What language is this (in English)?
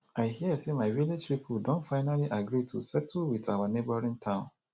Nigerian Pidgin